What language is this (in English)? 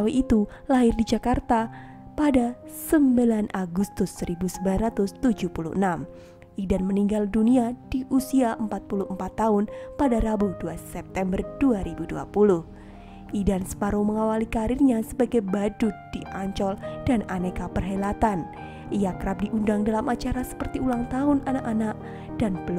Indonesian